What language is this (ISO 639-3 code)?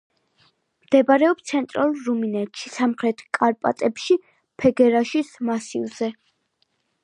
kat